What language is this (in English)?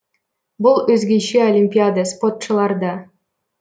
Kazakh